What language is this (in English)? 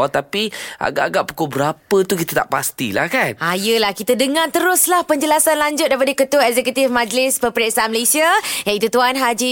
Malay